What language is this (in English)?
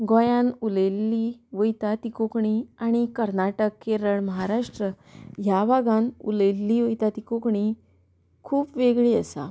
Konkani